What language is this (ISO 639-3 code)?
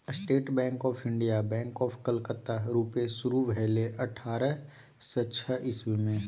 mai